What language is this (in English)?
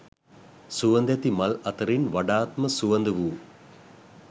Sinhala